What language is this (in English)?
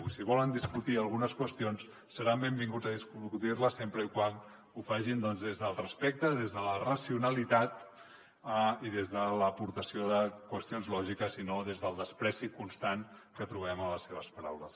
Catalan